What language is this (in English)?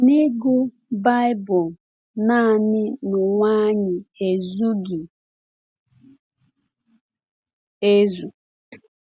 Igbo